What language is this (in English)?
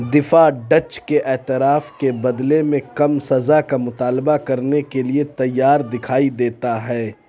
Urdu